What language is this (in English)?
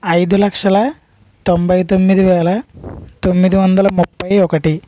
Telugu